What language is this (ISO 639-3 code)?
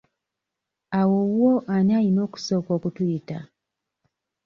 lug